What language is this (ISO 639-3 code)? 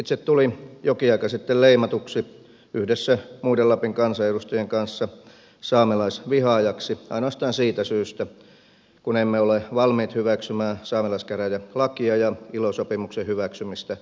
fin